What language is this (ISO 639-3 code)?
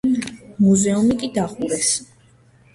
kat